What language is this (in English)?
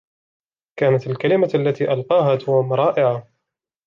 Arabic